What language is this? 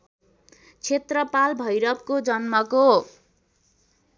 Nepali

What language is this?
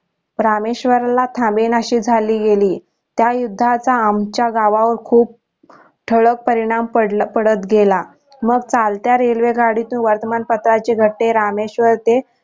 Marathi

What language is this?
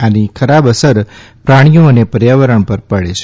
Gujarati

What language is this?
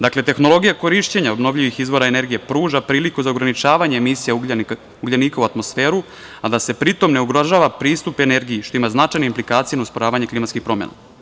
Serbian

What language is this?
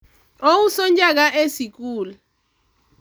Luo (Kenya and Tanzania)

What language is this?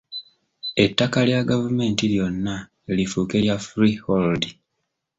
Ganda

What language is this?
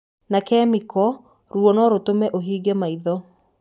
Kikuyu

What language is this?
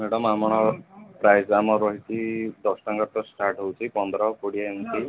Odia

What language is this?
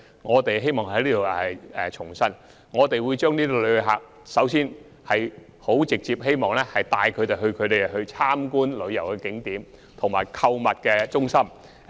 Cantonese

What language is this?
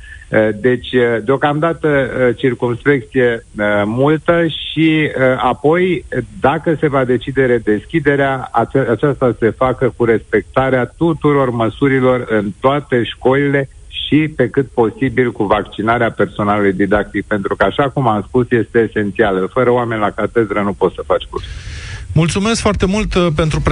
Romanian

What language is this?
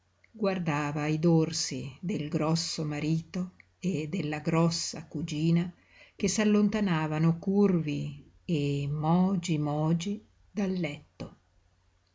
Italian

